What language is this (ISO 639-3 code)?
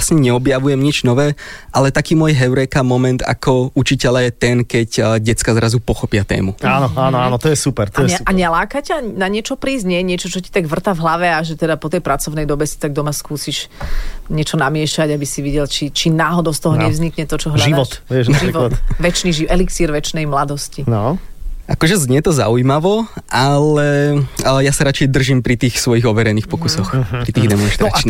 slk